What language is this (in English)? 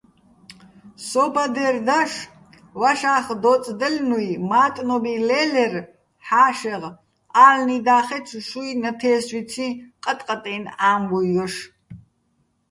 Bats